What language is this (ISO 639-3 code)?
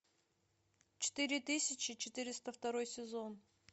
rus